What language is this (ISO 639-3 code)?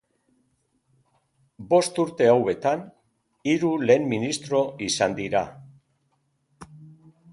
eus